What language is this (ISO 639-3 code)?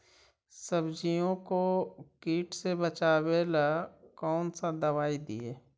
mag